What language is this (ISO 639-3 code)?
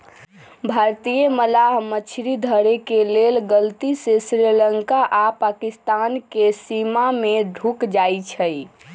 mag